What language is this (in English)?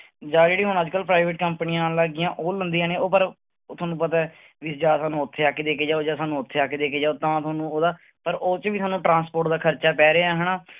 Punjabi